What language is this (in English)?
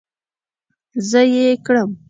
Pashto